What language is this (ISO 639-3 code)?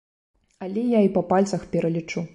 bel